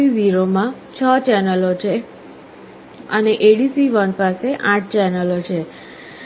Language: Gujarati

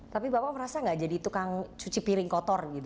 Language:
Indonesian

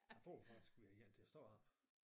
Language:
Danish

